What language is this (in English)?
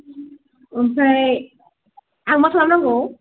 Bodo